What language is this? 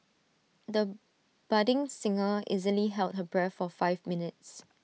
English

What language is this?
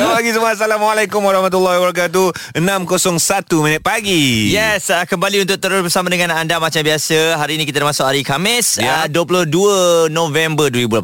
Malay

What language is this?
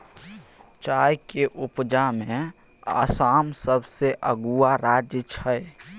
Maithili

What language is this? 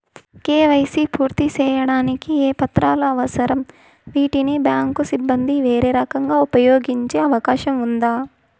Telugu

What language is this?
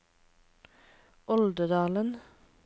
Norwegian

